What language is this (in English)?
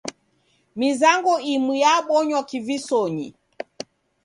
Taita